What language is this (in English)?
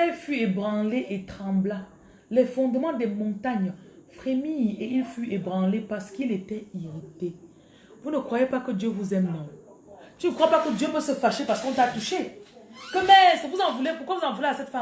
French